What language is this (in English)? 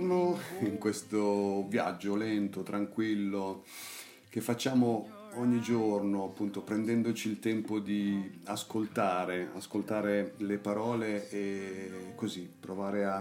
Italian